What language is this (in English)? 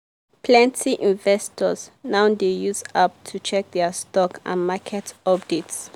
Nigerian Pidgin